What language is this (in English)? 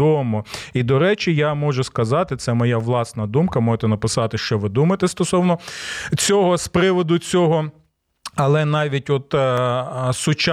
Ukrainian